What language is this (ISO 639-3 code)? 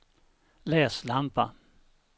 swe